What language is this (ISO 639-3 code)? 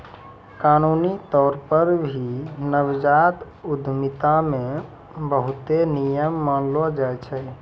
mai